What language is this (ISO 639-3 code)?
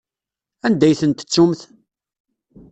kab